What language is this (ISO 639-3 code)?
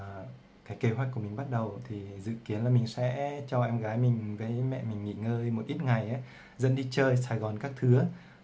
vie